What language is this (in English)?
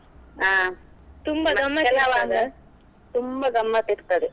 Kannada